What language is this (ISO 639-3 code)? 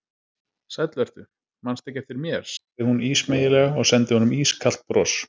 isl